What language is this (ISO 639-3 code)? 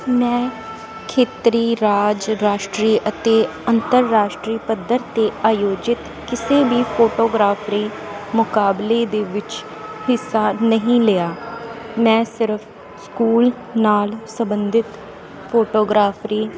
pan